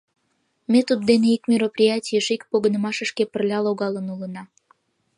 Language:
Mari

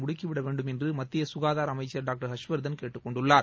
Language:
Tamil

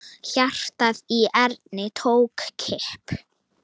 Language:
Icelandic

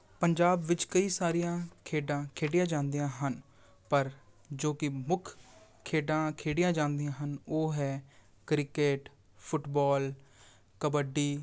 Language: Punjabi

